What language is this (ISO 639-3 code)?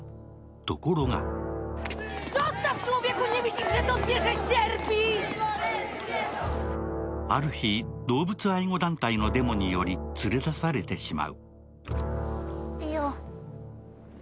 jpn